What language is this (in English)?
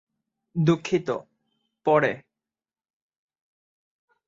Bangla